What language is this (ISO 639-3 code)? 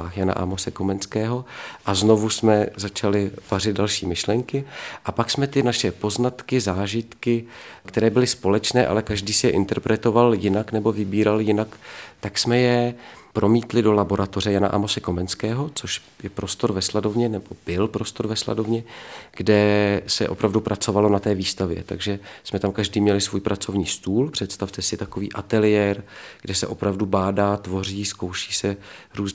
ces